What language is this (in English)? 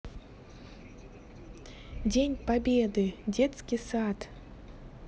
Russian